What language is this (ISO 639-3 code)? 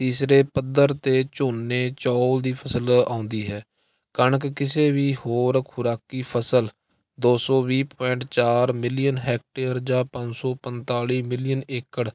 pan